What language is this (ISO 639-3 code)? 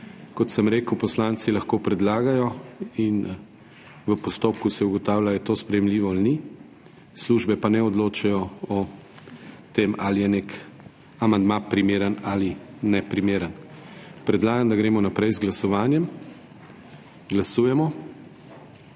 slv